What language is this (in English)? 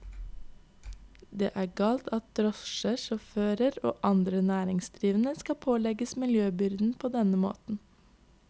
Norwegian